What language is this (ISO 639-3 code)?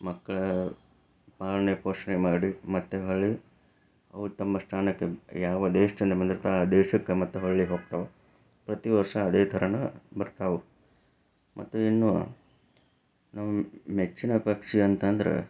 kan